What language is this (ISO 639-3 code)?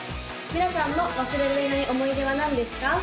jpn